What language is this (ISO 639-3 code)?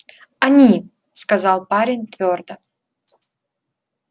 rus